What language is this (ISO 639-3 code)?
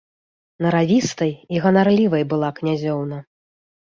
bel